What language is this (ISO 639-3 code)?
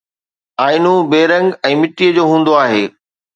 snd